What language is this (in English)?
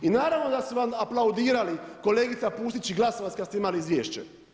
Croatian